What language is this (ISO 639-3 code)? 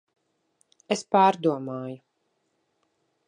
lav